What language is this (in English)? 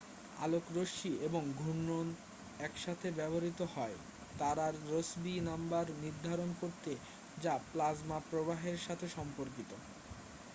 Bangla